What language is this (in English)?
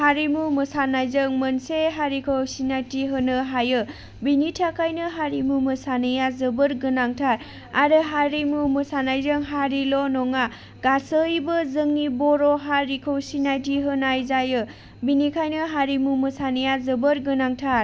Bodo